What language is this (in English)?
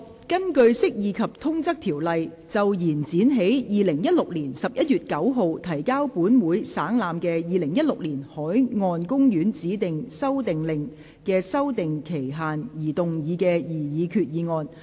Cantonese